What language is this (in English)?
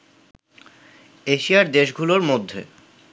Bangla